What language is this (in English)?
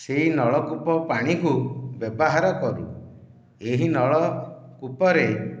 Odia